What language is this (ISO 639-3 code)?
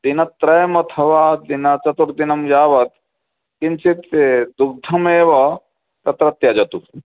san